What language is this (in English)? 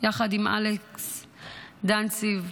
Hebrew